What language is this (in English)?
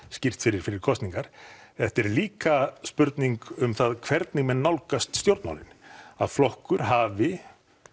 Icelandic